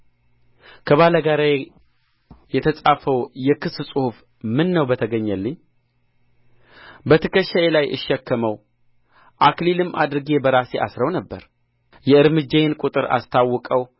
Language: Amharic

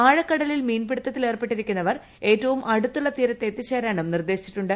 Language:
Malayalam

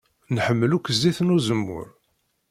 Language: Kabyle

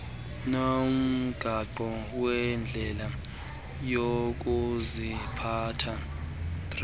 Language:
Xhosa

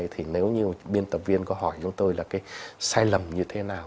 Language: Vietnamese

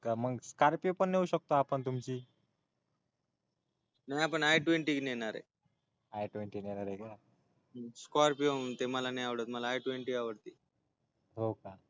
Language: Marathi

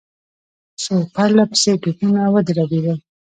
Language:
Pashto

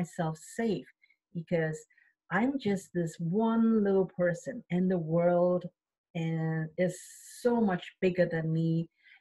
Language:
English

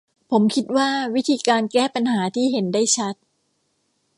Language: Thai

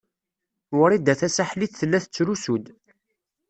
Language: Kabyle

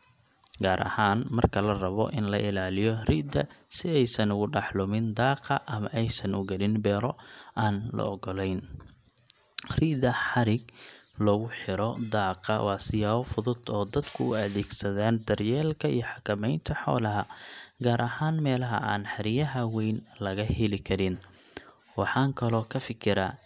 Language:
Somali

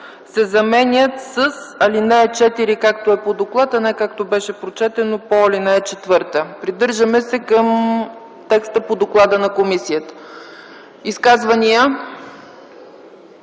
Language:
Bulgarian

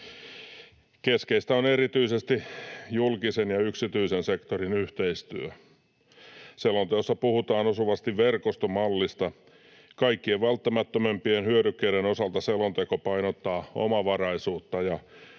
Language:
Finnish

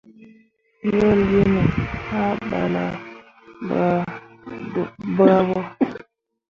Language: Mundang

